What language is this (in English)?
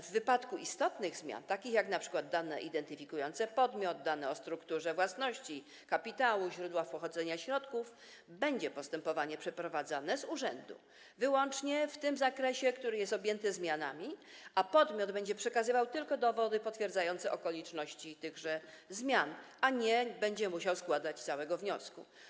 Polish